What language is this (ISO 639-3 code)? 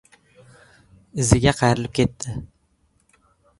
uzb